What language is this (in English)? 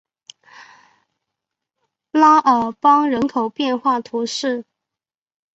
Chinese